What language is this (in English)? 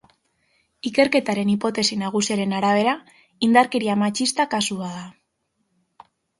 Basque